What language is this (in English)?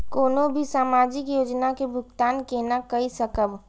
Maithili